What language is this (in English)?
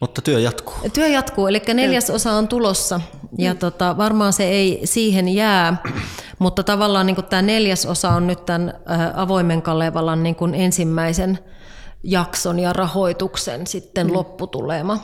Finnish